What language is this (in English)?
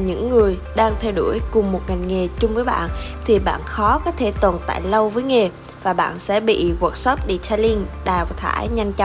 Vietnamese